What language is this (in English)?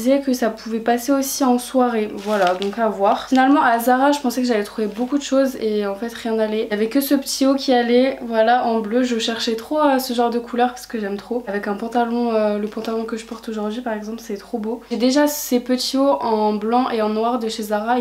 French